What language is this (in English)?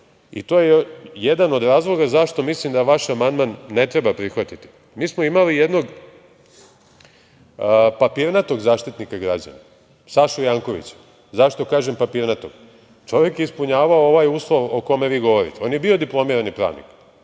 Serbian